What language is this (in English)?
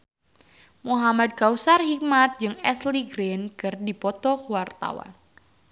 Sundanese